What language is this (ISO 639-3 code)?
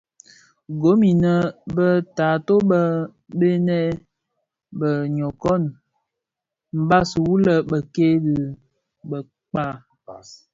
ksf